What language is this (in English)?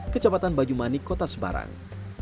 Indonesian